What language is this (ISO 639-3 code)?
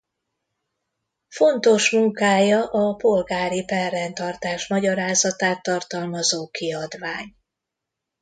hun